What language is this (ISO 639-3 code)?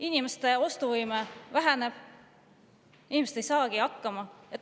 est